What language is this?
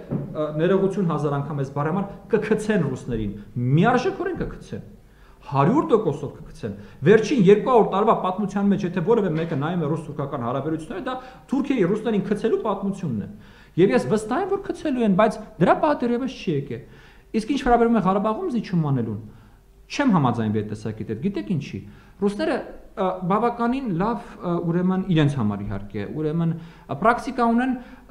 Romanian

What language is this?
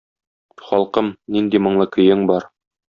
Tatar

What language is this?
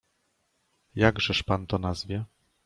Polish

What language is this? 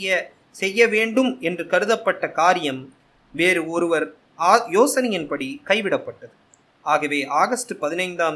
Tamil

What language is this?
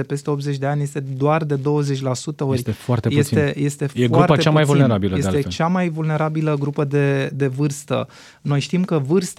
Romanian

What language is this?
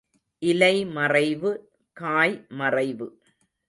Tamil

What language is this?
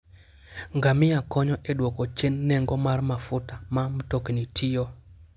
Luo (Kenya and Tanzania)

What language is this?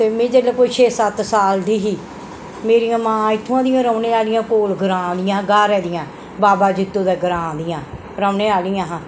Dogri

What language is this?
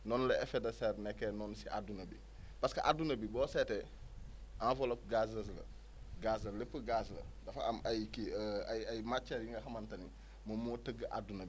Wolof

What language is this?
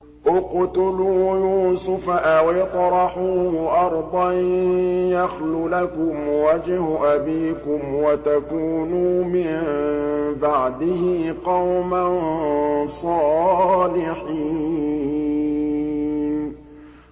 Arabic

